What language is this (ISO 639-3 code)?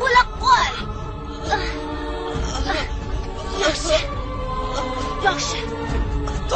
tur